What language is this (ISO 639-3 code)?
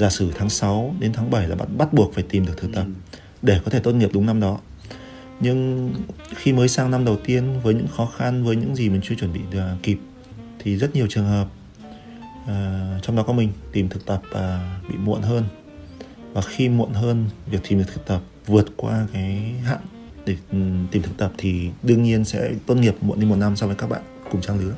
vie